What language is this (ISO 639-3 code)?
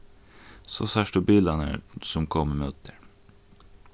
fao